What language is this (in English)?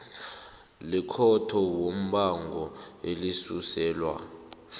South Ndebele